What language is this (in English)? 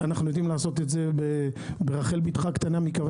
Hebrew